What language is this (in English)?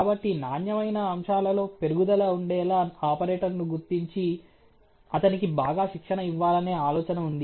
Telugu